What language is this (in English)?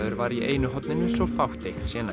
Icelandic